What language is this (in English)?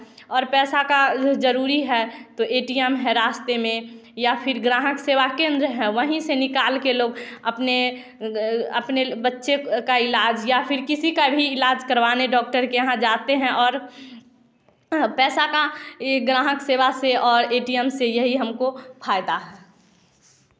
Hindi